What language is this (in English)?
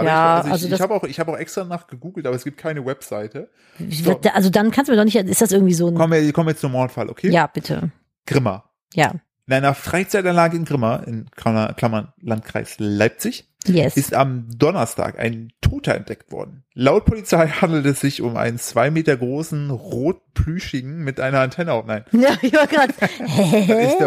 German